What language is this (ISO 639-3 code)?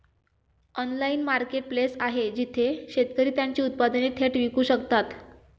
mar